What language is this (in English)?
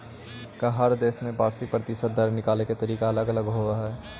Magahi